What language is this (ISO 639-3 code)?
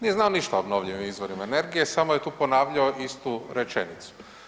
hrv